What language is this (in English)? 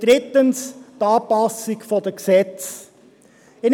Swiss German